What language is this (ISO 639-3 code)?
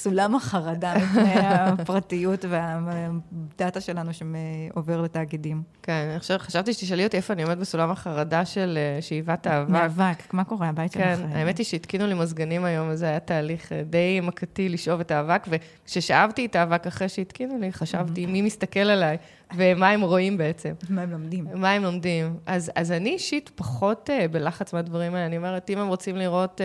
heb